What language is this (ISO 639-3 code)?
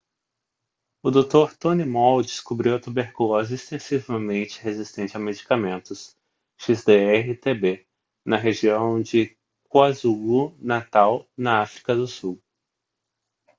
por